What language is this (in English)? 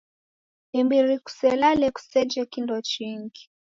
Taita